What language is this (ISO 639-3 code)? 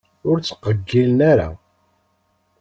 kab